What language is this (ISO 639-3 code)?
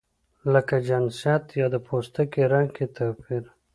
pus